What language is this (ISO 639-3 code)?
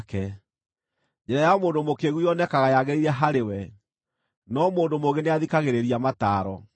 kik